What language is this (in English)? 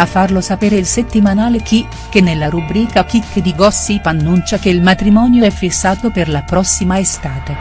Italian